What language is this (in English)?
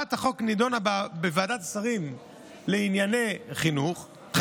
Hebrew